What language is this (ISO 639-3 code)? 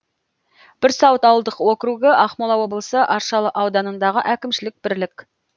kaz